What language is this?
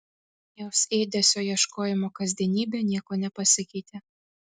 Lithuanian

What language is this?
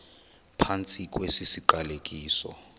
Xhosa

